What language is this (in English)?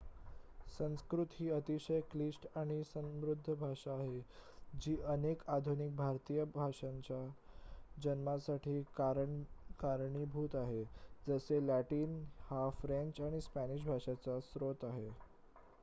Marathi